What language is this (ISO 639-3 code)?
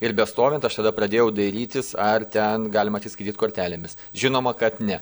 lit